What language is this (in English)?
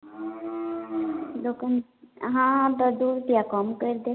Maithili